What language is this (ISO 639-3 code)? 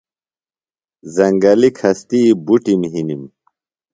phl